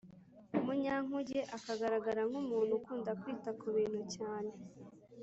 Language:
Kinyarwanda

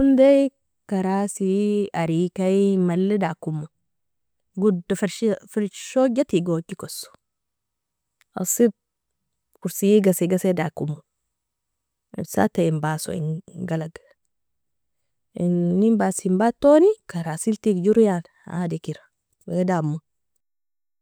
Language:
Nobiin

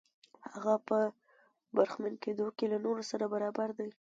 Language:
Pashto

